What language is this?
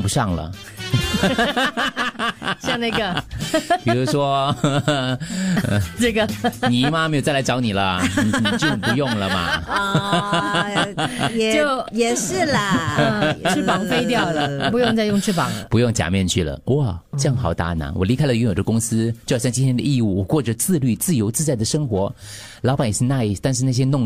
Chinese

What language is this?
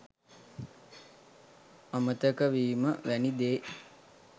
Sinhala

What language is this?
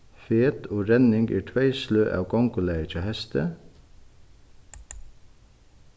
Faroese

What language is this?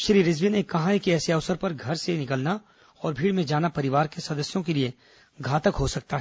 Hindi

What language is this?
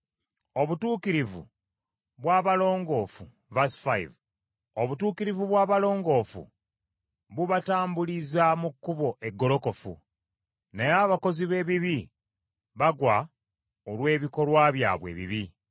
Ganda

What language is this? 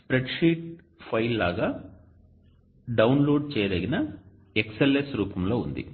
Telugu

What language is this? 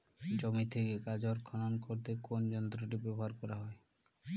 Bangla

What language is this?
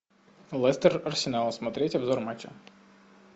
Russian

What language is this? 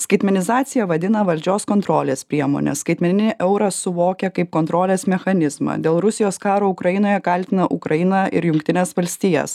Lithuanian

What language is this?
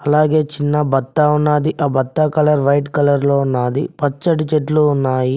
Telugu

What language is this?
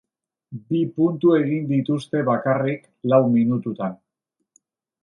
Basque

